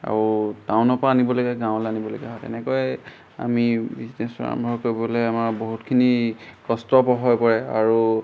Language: Assamese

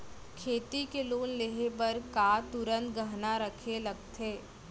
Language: Chhattisgarhi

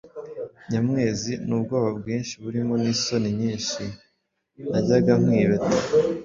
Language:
Kinyarwanda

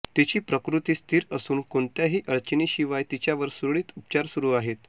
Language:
Marathi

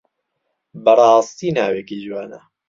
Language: Central Kurdish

